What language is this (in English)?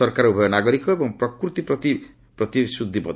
Odia